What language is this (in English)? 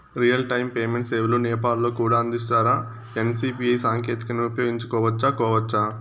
Telugu